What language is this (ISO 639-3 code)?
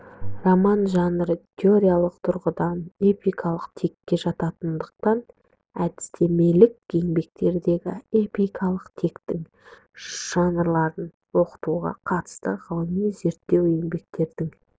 kaz